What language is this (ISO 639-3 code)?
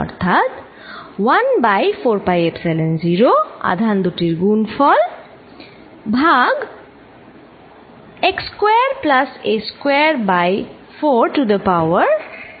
ben